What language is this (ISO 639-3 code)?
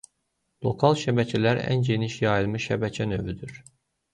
aze